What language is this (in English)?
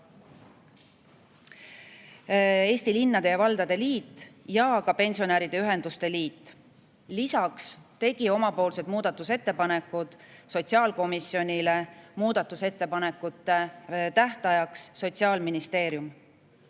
Estonian